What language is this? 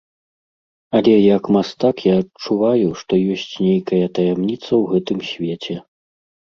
Belarusian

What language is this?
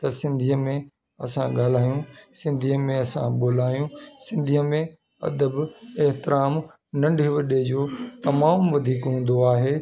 Sindhi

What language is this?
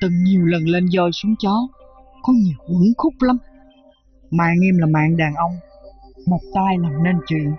Vietnamese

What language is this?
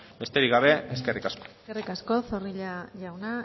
Basque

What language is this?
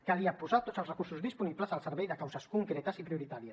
Catalan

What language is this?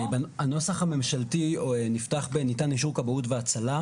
Hebrew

